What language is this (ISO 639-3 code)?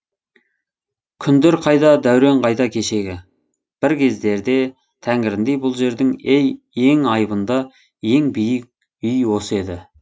kaz